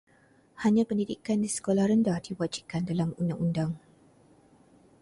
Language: Malay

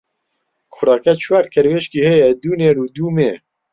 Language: Central Kurdish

